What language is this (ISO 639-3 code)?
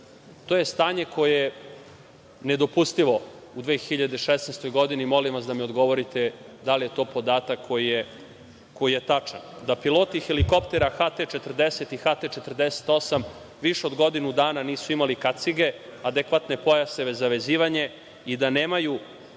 srp